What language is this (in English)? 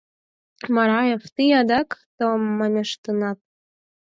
Mari